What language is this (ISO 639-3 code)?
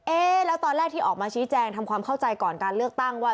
tha